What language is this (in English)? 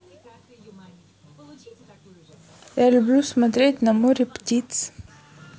Russian